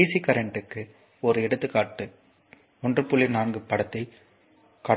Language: Tamil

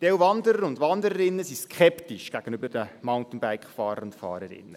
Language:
Swiss German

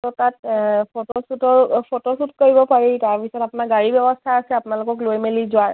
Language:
Assamese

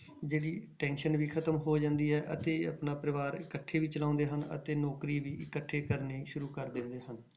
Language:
Punjabi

